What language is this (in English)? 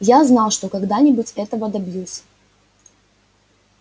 Russian